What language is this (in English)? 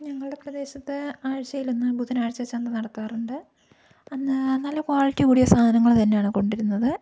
Malayalam